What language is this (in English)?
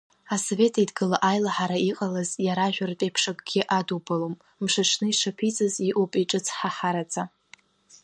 Abkhazian